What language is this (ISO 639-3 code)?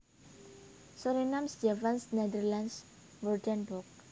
jav